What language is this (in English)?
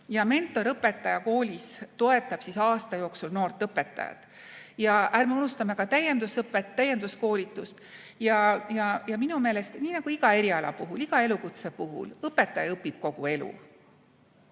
Estonian